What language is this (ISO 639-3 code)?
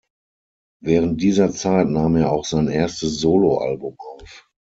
deu